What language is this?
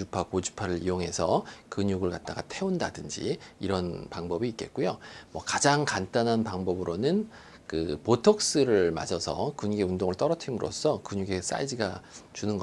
Korean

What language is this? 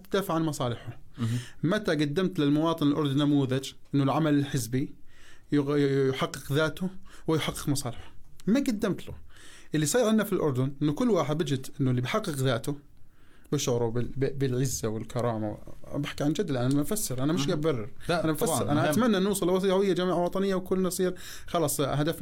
Arabic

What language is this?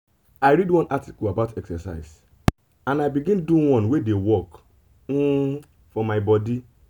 Nigerian Pidgin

